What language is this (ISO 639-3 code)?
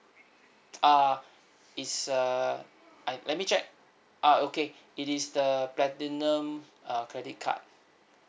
eng